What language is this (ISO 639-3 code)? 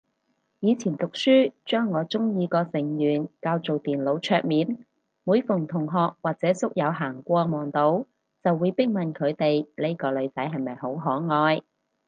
yue